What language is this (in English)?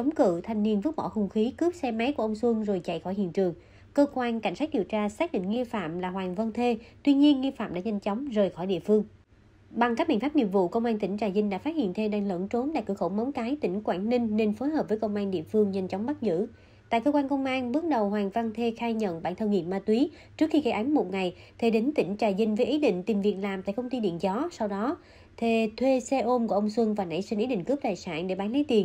Vietnamese